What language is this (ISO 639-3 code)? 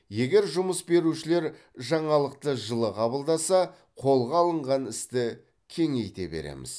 kaz